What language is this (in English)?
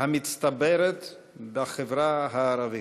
Hebrew